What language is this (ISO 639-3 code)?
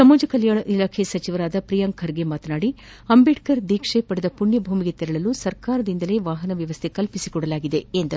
kan